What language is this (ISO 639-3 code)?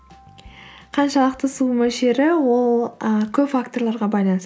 kaz